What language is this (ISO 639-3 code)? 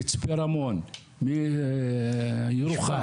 heb